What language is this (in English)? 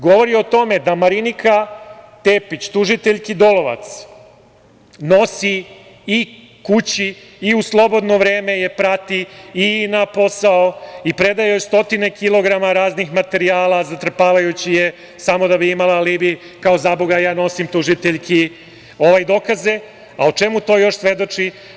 Serbian